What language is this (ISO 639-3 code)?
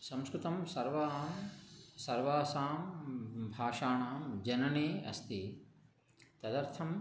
san